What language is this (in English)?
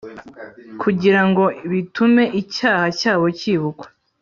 Kinyarwanda